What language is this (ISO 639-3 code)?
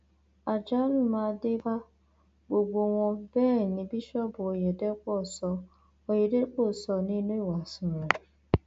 yor